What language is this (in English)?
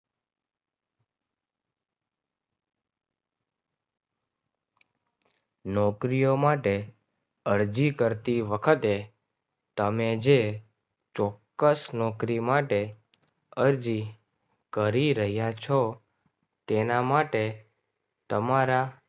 Gujarati